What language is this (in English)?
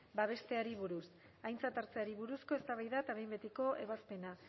Basque